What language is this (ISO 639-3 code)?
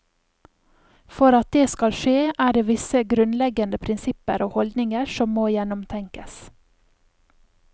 nor